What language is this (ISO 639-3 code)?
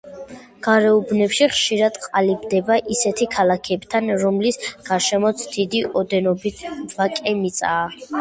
kat